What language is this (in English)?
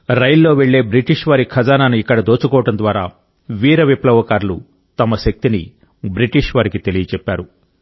Telugu